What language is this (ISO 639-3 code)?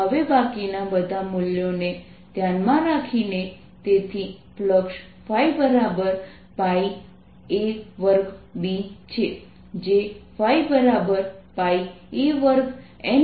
guj